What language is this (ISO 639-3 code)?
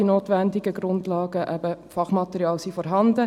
gsw